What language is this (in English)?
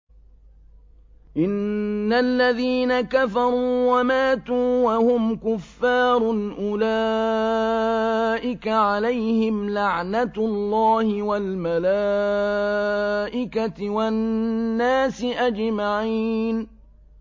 Arabic